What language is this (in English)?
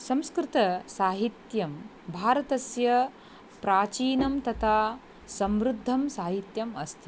Sanskrit